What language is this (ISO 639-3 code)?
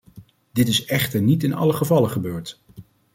nld